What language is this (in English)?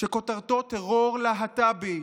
Hebrew